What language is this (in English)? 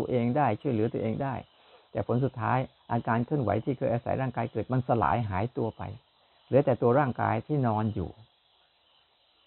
Thai